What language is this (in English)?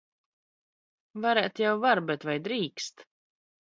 Latvian